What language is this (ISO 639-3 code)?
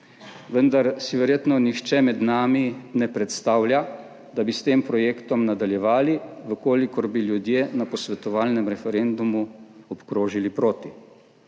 slv